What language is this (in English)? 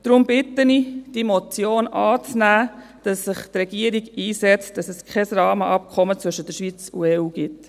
Swiss German